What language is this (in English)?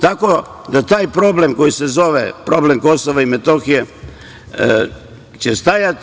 Serbian